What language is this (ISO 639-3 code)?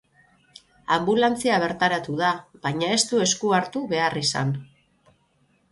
eus